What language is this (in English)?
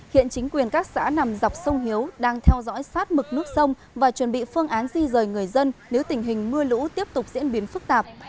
Vietnamese